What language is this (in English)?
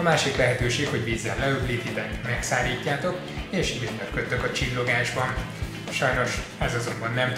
Hungarian